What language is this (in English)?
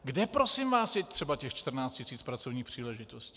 Czech